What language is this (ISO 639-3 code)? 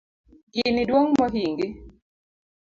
luo